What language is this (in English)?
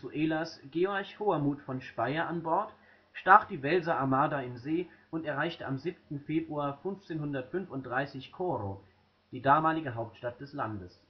German